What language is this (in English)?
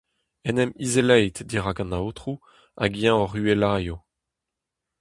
Breton